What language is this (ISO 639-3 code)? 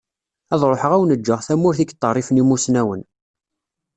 kab